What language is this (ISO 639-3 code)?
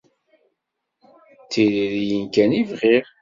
kab